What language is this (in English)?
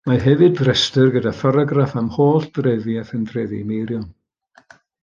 Welsh